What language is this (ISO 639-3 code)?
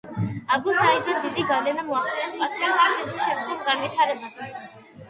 kat